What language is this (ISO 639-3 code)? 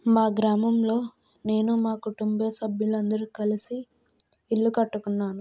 tel